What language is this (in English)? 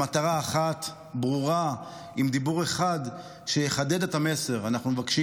Hebrew